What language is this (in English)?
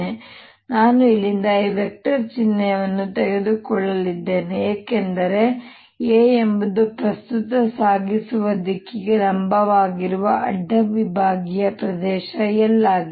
Kannada